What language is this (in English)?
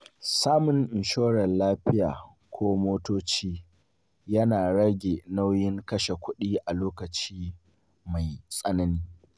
Hausa